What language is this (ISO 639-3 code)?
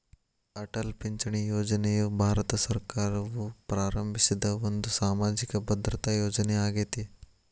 kan